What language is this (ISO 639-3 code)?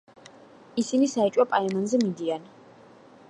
kat